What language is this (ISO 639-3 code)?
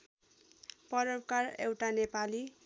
nep